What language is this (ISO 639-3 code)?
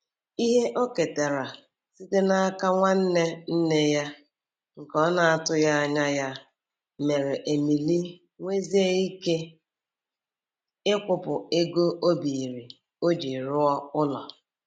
ibo